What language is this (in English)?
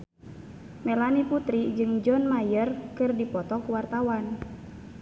Sundanese